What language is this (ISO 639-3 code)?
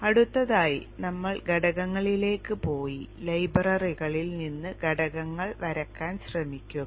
mal